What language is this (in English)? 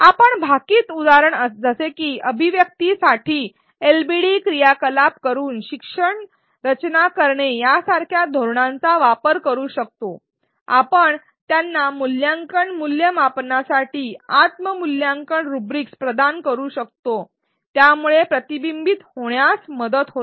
Marathi